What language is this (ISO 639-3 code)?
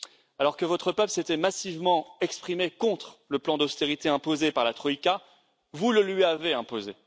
fra